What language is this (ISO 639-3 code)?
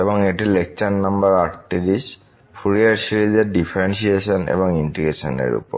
ben